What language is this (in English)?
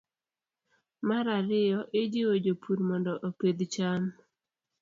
Luo (Kenya and Tanzania)